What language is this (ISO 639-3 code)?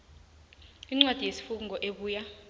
nbl